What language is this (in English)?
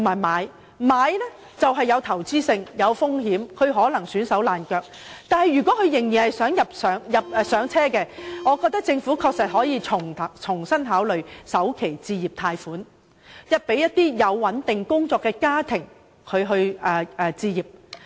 Cantonese